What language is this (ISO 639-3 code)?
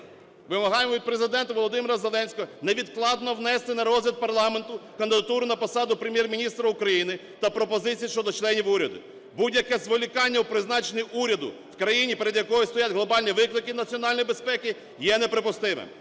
ukr